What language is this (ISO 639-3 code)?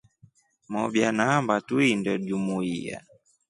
rof